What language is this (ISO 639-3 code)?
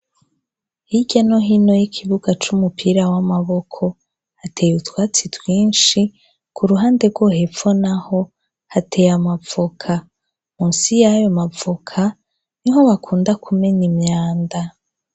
run